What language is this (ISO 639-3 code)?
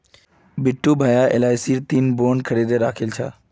mag